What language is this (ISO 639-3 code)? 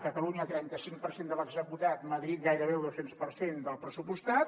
cat